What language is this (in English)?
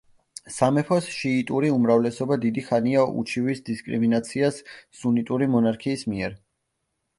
Georgian